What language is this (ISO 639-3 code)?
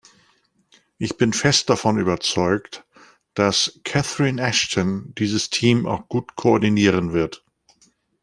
deu